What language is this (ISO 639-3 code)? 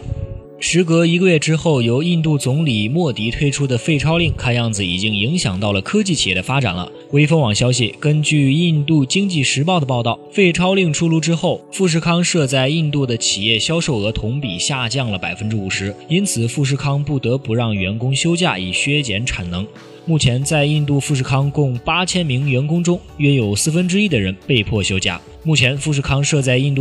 zho